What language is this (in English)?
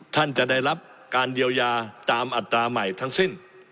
Thai